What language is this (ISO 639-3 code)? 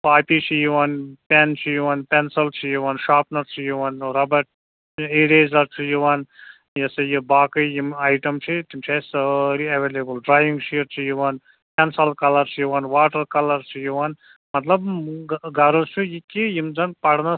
kas